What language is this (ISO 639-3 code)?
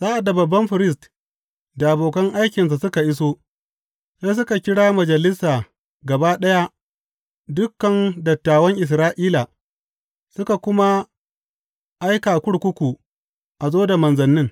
hau